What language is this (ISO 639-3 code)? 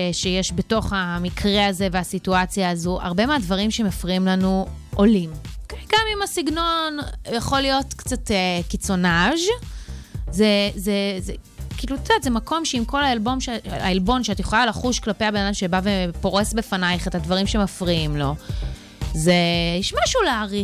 heb